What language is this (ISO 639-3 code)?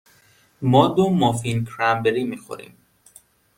fas